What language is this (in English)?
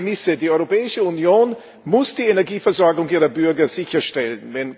German